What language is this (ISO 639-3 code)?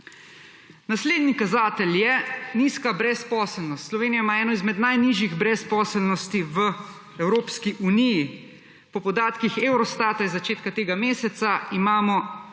slv